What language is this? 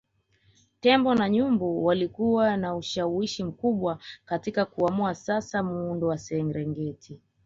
Swahili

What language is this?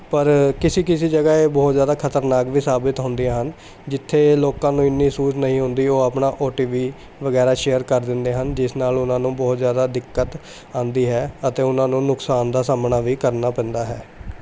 Punjabi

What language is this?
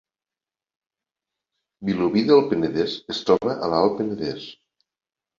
Catalan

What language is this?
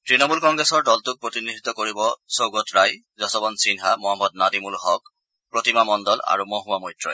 Assamese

